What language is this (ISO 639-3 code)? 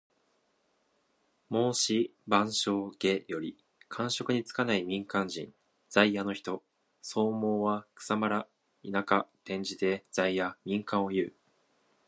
jpn